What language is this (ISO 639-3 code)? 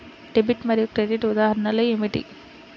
tel